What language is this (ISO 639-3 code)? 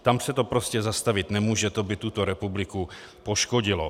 ces